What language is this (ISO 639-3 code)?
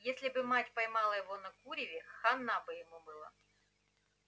rus